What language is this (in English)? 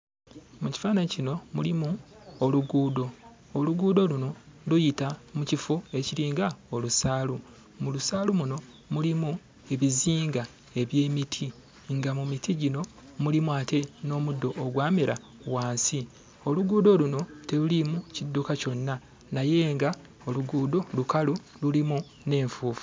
Ganda